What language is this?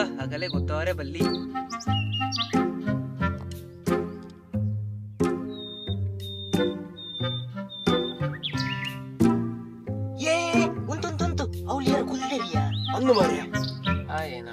Indonesian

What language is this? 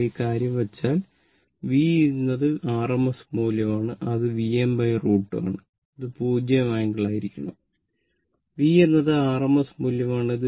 Malayalam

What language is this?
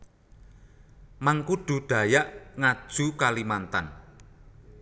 Javanese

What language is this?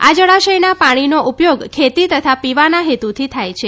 Gujarati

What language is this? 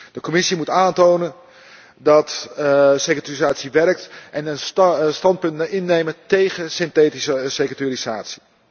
Dutch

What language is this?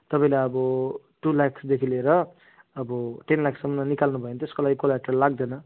Nepali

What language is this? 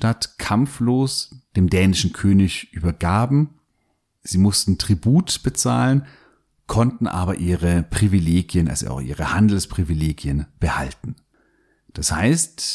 German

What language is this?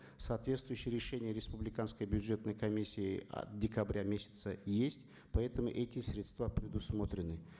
Kazakh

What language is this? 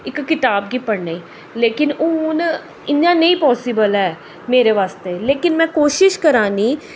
Dogri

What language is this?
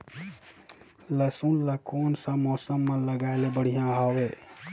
Chhattisgarhi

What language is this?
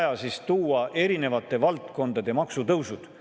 Estonian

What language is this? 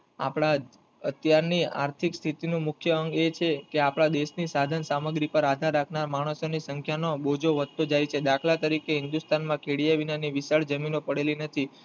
Gujarati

